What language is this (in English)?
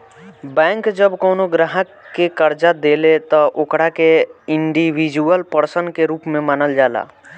Bhojpuri